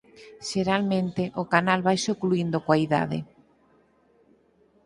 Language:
Galician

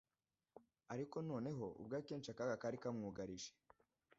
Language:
Kinyarwanda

